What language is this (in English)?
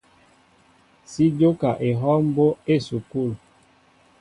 Mbo (Cameroon)